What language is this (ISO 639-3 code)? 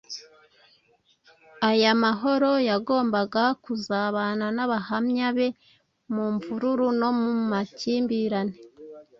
kin